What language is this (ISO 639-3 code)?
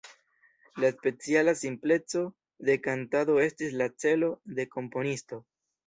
epo